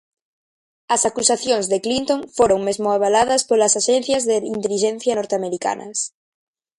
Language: Galician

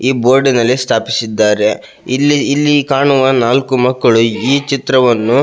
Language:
Kannada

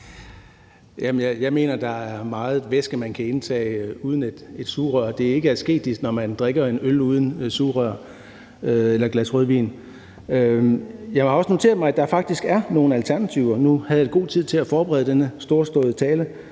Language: Danish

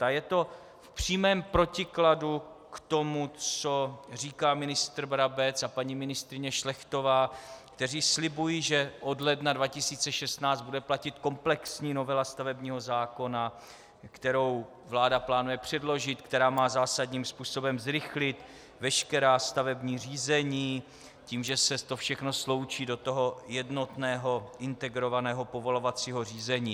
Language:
Czech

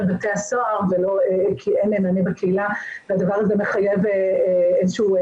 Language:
Hebrew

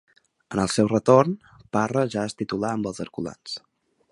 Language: Catalan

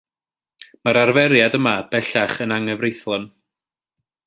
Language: Welsh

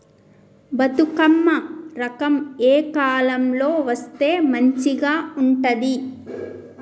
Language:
Telugu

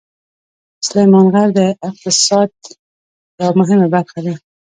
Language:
Pashto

